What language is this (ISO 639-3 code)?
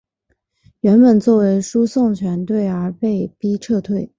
zho